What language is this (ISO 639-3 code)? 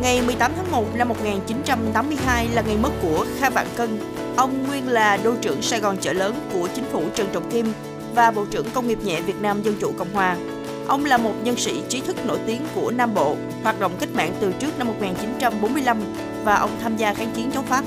vie